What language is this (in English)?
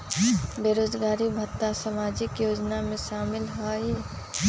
Magahi